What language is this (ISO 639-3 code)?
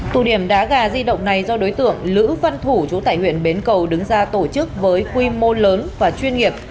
vie